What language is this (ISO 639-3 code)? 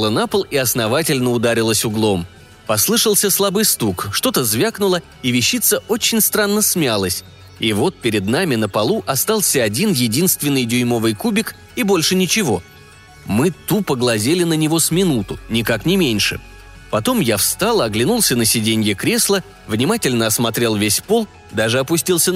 rus